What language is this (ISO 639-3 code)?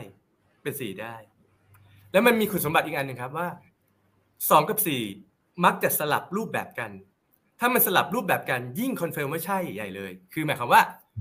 tha